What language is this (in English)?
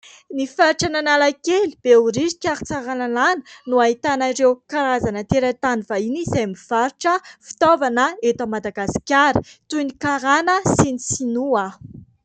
Malagasy